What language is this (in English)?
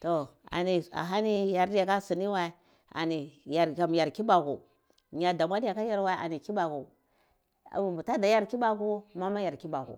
Cibak